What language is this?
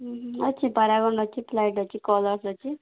Odia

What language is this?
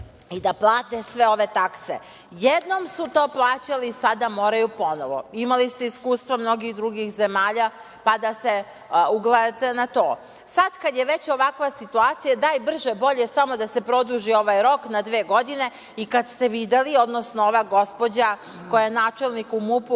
Serbian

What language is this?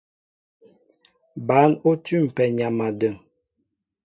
Mbo (Cameroon)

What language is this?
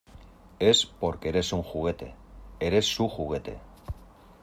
Spanish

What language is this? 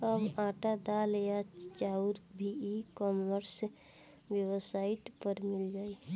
Bhojpuri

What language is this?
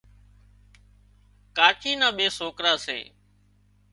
Wadiyara Koli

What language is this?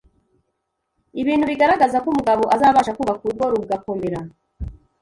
Kinyarwanda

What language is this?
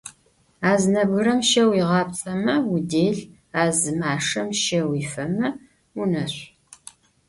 Adyghe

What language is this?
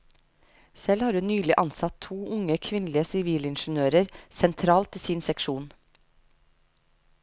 Norwegian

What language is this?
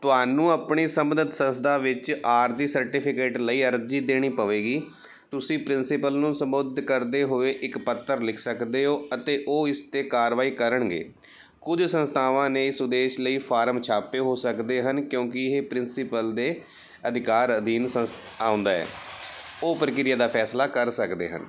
Punjabi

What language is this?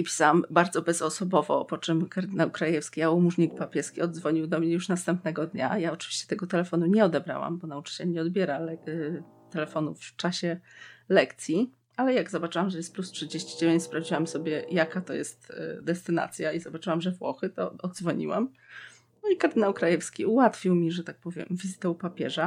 Polish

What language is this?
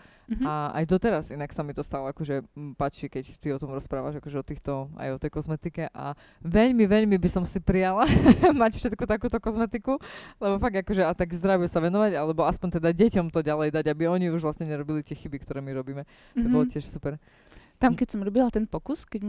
Slovak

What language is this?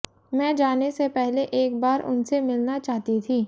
Hindi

